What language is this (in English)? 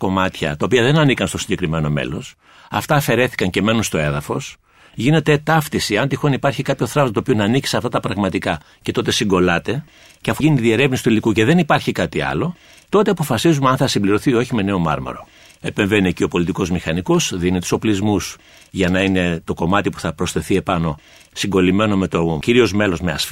Greek